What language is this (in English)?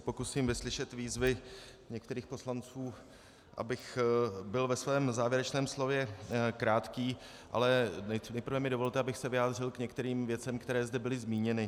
Czech